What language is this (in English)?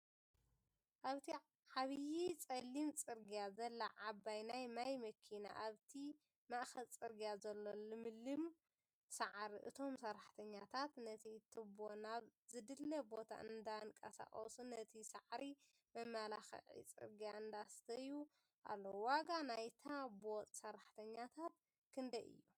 Tigrinya